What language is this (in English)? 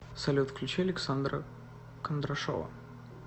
Russian